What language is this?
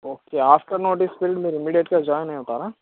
Telugu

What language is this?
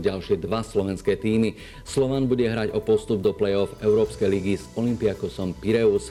Slovak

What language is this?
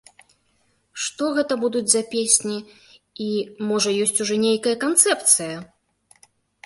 Belarusian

